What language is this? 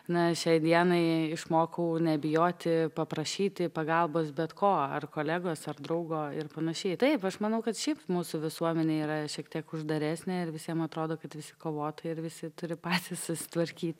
Lithuanian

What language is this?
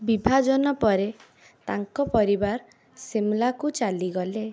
Odia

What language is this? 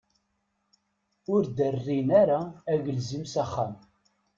Kabyle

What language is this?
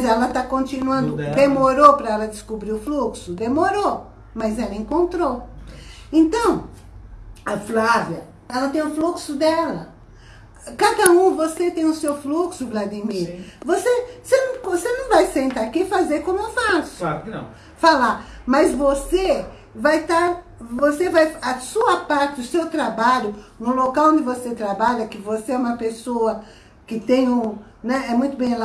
Portuguese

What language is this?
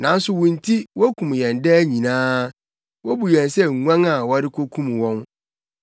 Akan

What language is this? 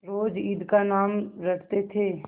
Hindi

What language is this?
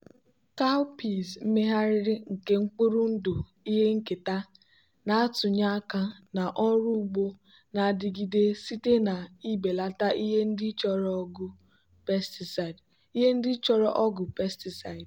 Igbo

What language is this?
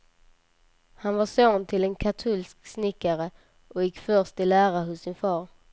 Swedish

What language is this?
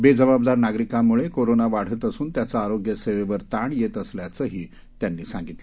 Marathi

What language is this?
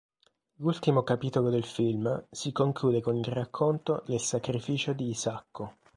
Italian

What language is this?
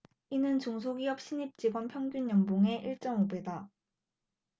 Korean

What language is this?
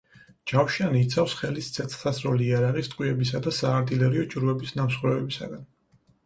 Georgian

